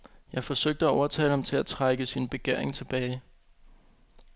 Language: Danish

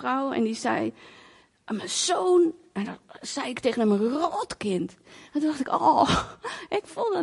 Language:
Dutch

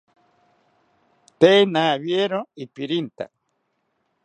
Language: South Ucayali Ashéninka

